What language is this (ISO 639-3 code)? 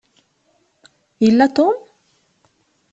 kab